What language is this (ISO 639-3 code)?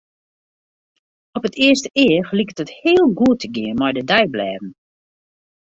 fry